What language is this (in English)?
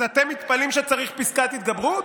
Hebrew